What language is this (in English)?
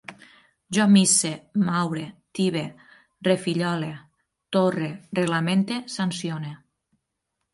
Catalan